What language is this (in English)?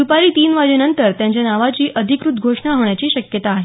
Marathi